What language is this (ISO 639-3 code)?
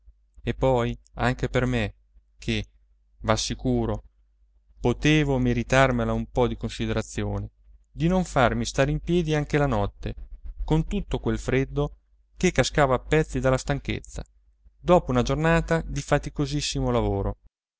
ita